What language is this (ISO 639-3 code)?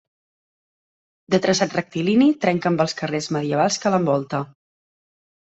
cat